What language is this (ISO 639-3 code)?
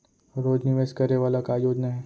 hne